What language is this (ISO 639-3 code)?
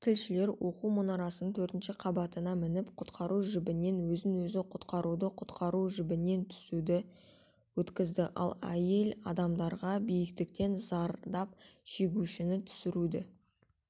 kaz